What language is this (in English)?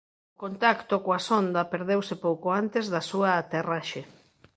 Galician